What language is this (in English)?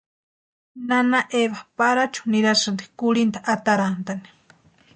Western Highland Purepecha